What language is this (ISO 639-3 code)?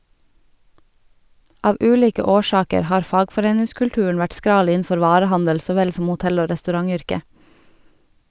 nor